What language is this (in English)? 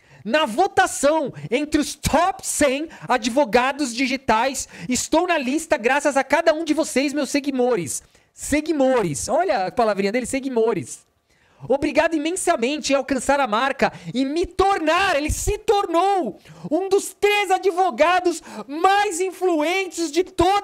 Portuguese